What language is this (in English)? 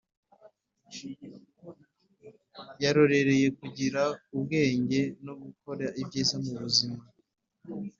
Kinyarwanda